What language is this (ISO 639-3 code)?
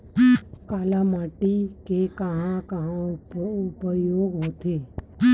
hne